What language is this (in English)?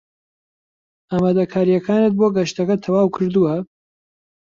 Central Kurdish